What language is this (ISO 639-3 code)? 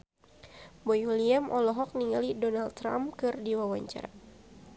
sun